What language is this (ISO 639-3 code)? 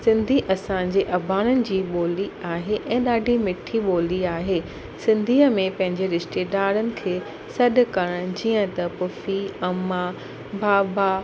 snd